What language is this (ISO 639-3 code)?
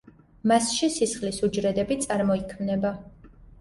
kat